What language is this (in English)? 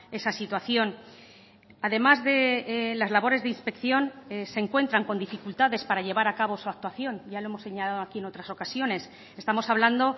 Spanish